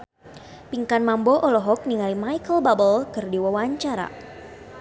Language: Sundanese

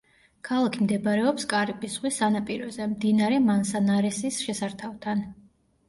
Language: Georgian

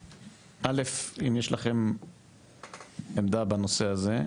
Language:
Hebrew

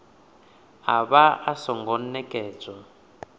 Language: Venda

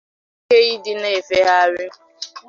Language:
Igbo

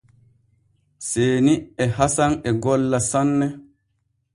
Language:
Borgu Fulfulde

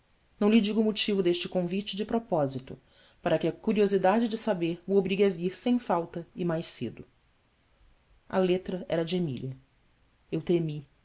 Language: Portuguese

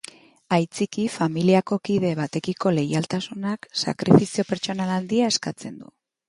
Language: Basque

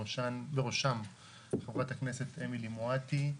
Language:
Hebrew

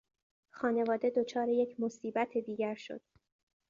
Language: Persian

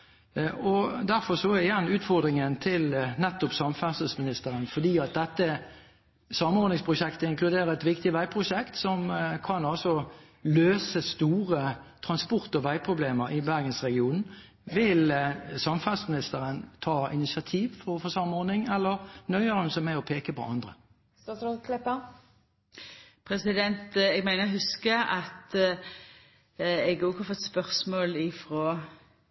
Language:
Norwegian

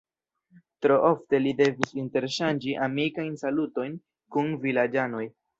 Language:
Esperanto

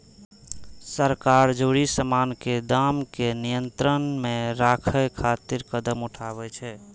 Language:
Maithili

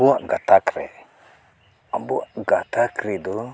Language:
Santali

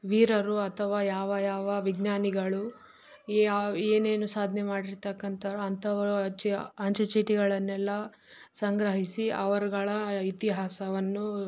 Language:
Kannada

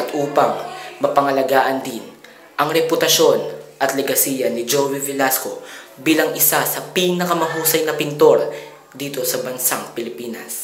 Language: Filipino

